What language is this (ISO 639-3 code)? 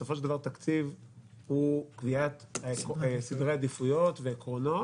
heb